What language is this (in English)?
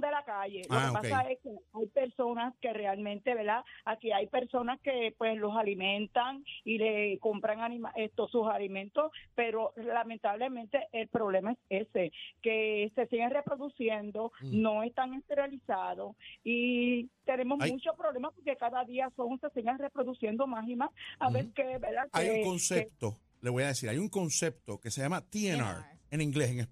Spanish